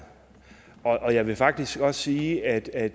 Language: Danish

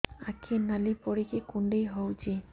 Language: Odia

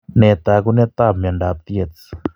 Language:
Kalenjin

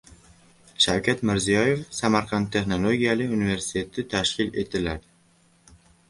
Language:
Uzbek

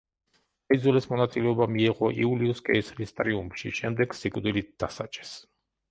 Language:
Georgian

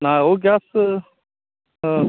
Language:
Marathi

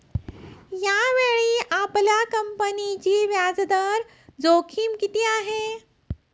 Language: Marathi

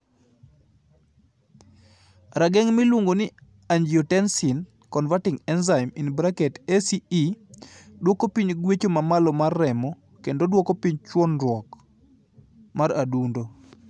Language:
Luo (Kenya and Tanzania)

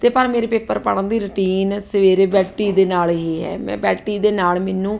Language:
Punjabi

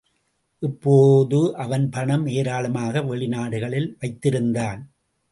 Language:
Tamil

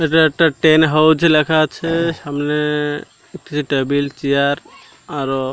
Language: Bangla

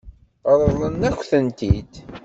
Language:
Kabyle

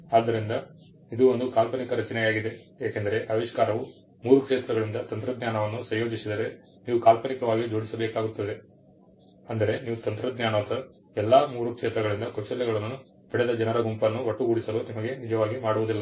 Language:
Kannada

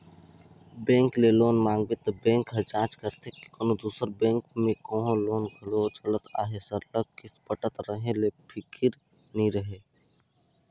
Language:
Chhattisgarhi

